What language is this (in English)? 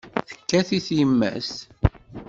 Kabyle